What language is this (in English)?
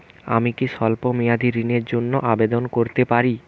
Bangla